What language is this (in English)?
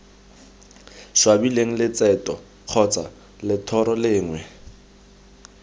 Tswana